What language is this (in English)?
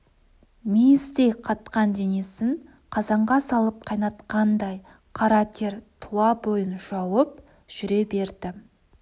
Kazakh